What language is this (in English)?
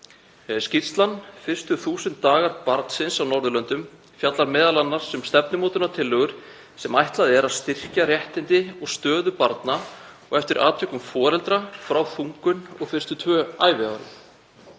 Icelandic